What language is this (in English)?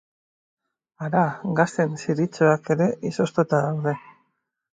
Basque